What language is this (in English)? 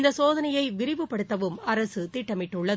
Tamil